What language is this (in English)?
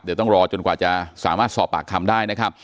Thai